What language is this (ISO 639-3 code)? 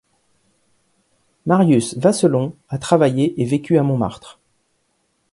fra